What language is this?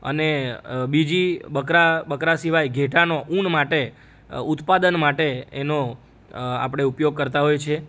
Gujarati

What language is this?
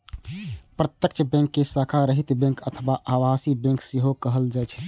Maithili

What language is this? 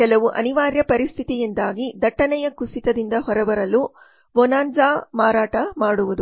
Kannada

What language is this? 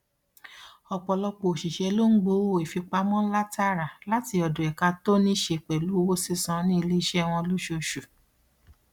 Yoruba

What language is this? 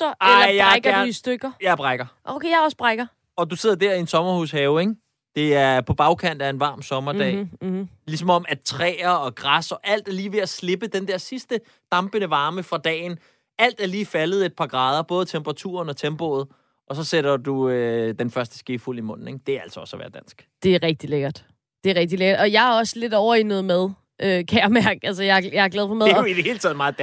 Danish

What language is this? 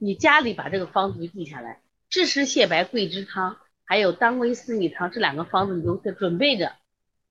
Chinese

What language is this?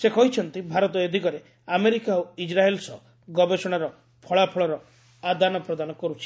Odia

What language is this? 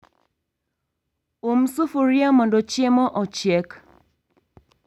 Luo (Kenya and Tanzania)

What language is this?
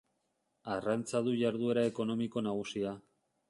Basque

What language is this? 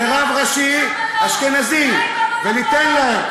Hebrew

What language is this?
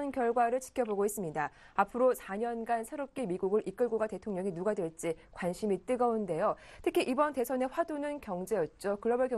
Korean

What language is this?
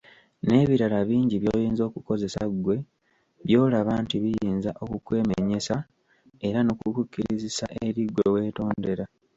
Ganda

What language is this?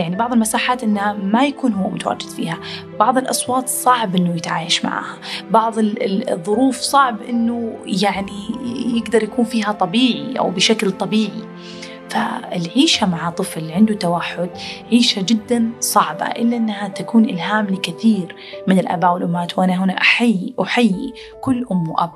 Arabic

